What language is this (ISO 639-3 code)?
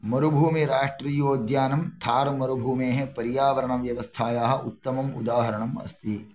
san